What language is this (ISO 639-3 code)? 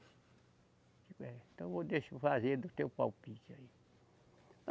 por